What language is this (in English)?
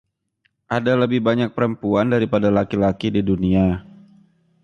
Indonesian